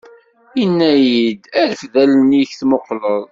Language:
Kabyle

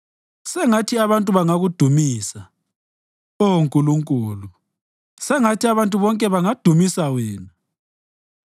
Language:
North Ndebele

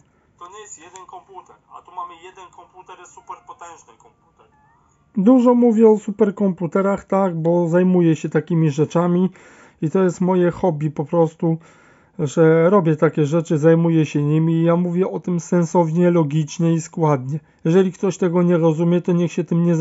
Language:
Polish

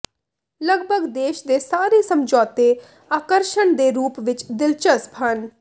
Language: Punjabi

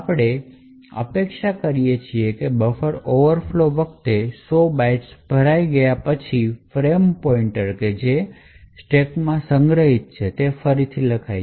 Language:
Gujarati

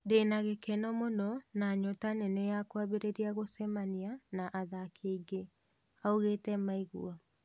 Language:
Kikuyu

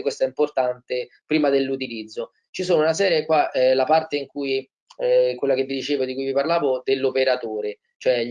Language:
Italian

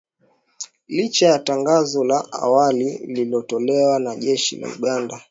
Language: Swahili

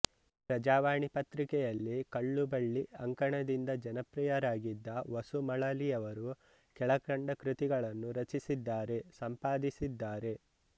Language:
Kannada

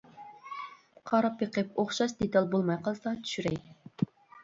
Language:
Uyghur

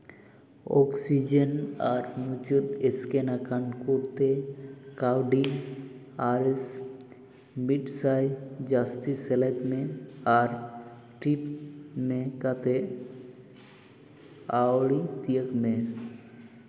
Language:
Santali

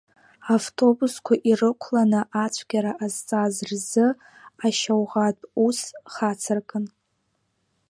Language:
Abkhazian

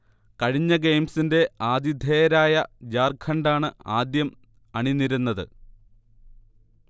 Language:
Malayalam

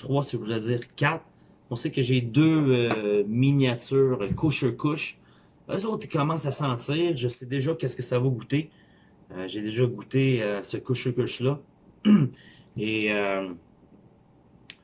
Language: French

